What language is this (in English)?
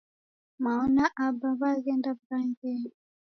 Taita